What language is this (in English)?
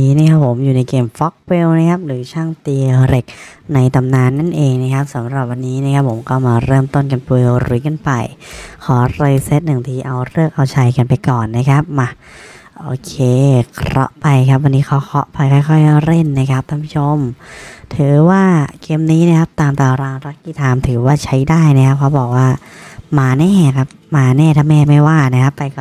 Thai